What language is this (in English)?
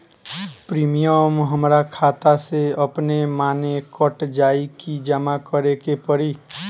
Bhojpuri